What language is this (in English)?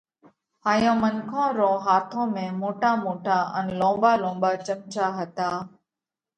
Parkari Koli